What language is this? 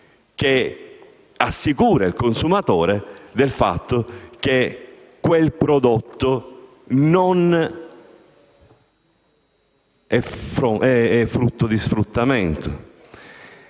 Italian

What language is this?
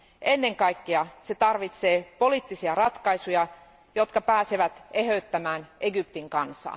Finnish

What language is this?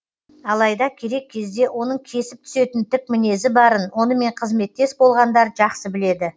Kazakh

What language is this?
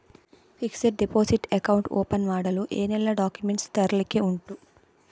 Kannada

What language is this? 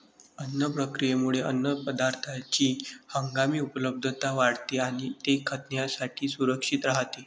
Marathi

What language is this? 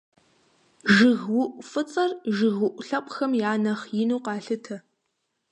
Kabardian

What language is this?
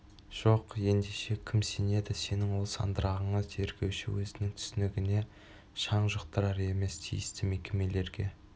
Kazakh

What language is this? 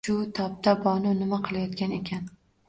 Uzbek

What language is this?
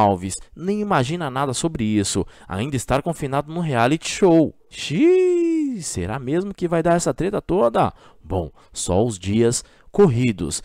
Portuguese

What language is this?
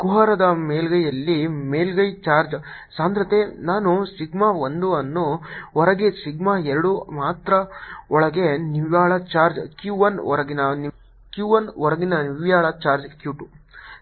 Kannada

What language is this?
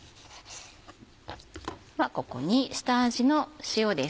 Japanese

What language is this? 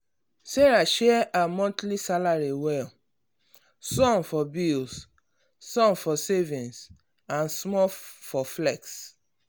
Nigerian Pidgin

